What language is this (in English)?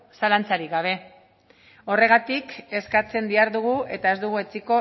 Basque